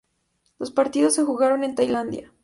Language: Spanish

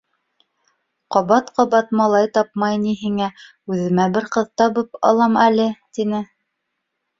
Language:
Bashkir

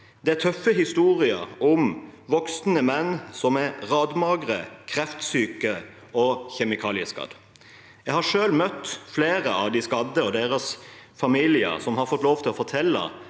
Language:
Norwegian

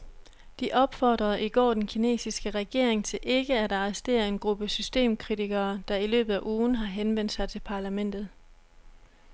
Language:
Danish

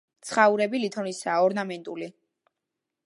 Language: Georgian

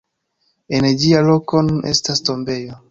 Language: Esperanto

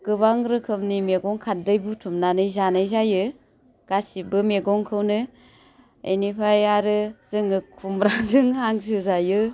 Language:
Bodo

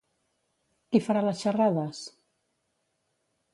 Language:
Catalan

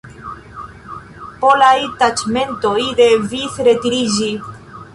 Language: Esperanto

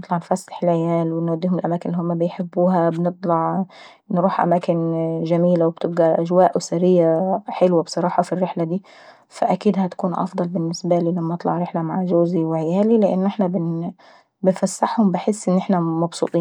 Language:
Saidi Arabic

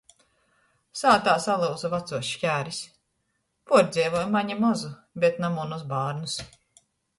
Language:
Latgalian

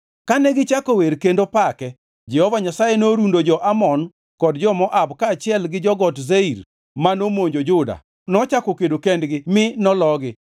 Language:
Luo (Kenya and Tanzania)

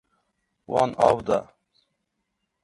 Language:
Kurdish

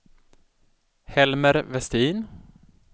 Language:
Swedish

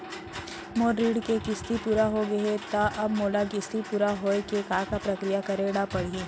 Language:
Chhattisgarhi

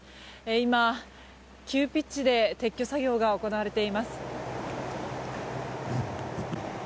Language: Japanese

